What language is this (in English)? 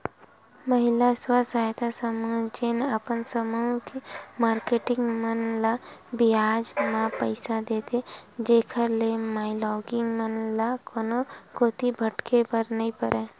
Chhattisgarhi